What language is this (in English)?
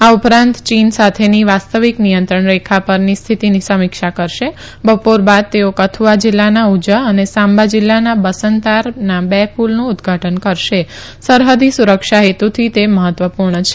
Gujarati